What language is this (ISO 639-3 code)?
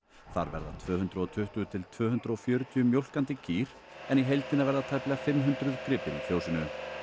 isl